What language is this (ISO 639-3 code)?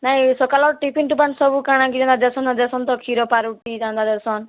ori